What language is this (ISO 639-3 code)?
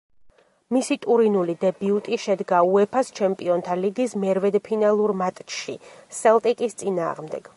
kat